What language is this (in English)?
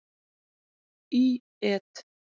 Icelandic